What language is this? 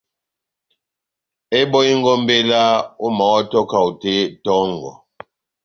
Batanga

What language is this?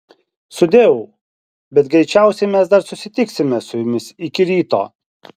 Lithuanian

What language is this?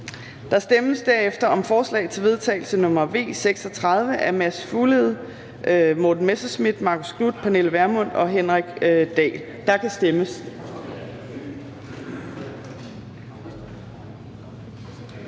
Danish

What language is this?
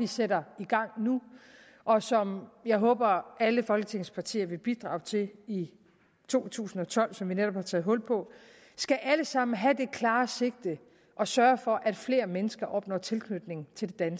Danish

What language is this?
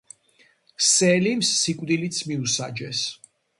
Georgian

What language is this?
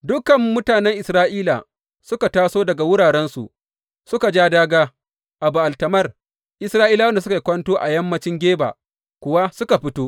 Hausa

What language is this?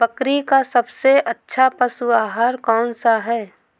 Hindi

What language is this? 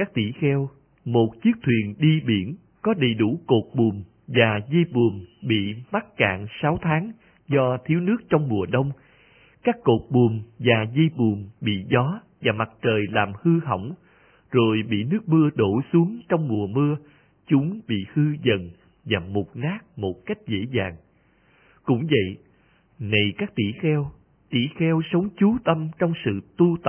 Vietnamese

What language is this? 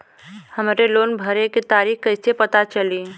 Bhojpuri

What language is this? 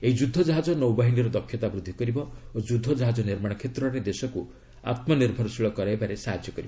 Odia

